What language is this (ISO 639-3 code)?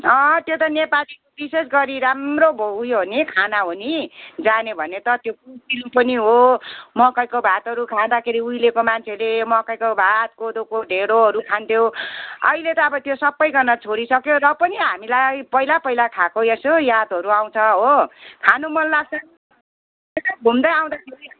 nep